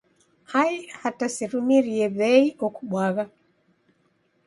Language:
Taita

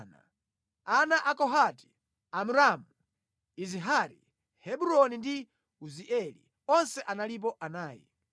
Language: Nyanja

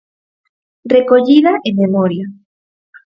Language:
Galician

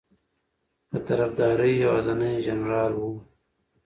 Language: Pashto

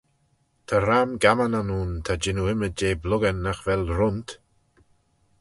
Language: Manx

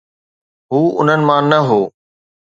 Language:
Sindhi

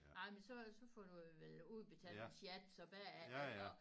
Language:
Danish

